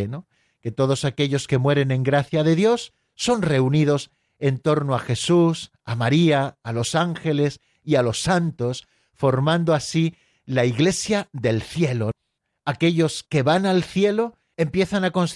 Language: Spanish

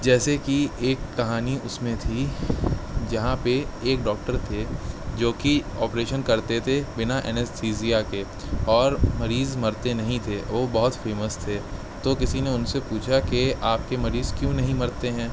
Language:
Urdu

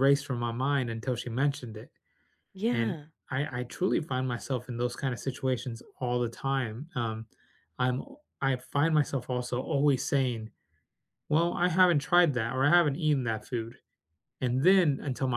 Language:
English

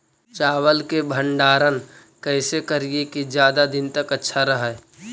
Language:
Magahi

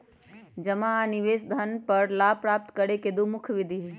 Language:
Magahi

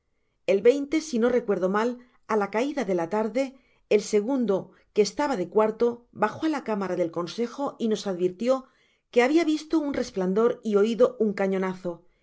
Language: Spanish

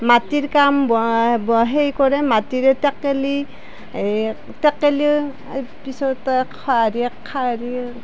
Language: Assamese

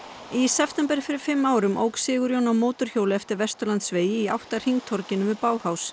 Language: Icelandic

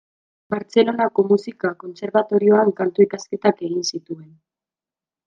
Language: Basque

